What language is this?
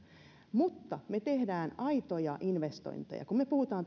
Finnish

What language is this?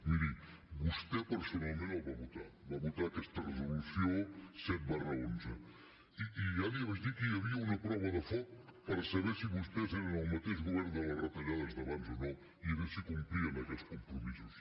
Catalan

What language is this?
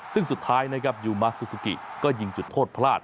Thai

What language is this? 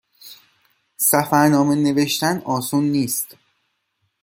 Persian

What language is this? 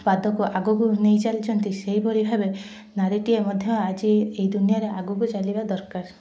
Odia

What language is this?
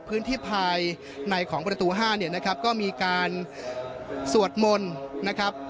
Thai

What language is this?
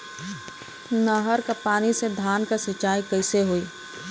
Bhojpuri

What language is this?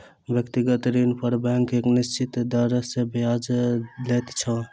Maithili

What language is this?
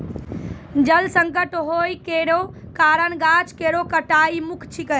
Maithili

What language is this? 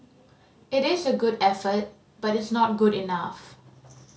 English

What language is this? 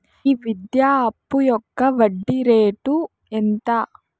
Telugu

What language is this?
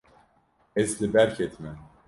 Kurdish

